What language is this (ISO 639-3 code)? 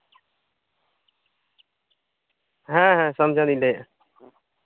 sat